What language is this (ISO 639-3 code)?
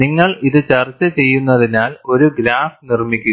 mal